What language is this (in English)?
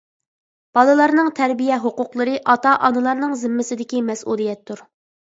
Uyghur